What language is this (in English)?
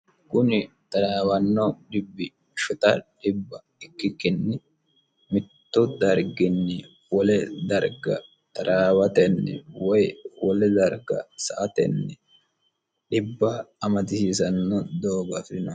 Sidamo